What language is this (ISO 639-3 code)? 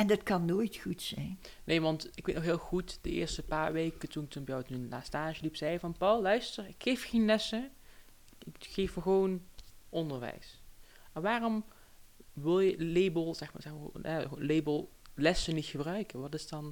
nld